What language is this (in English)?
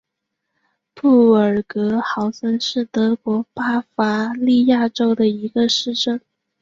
Chinese